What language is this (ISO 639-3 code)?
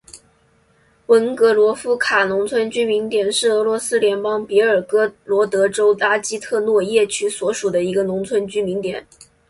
zho